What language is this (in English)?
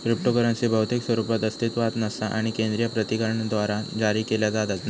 Marathi